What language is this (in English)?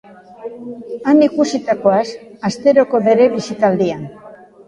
Basque